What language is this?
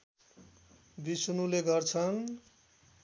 Nepali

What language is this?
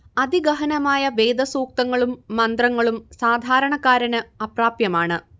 Malayalam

